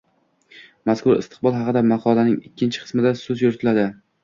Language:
Uzbek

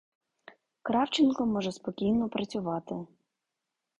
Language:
Ukrainian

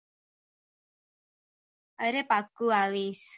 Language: Gujarati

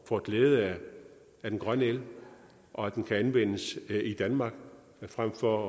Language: Danish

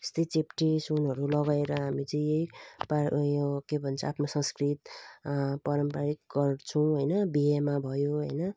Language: Nepali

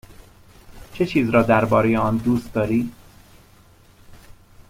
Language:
Persian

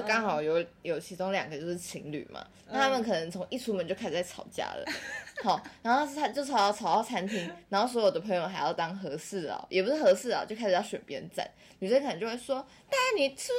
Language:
Chinese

